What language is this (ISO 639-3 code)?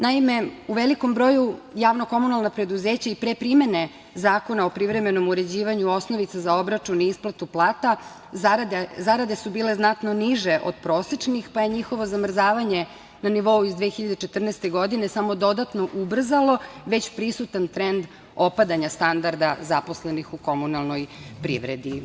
srp